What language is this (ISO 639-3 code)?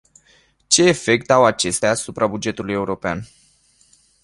ron